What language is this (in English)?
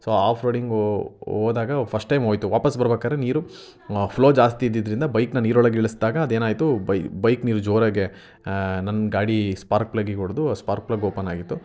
Kannada